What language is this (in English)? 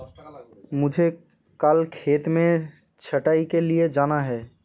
Hindi